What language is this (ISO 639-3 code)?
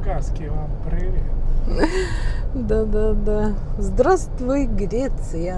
rus